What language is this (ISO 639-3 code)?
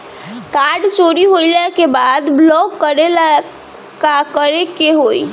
bho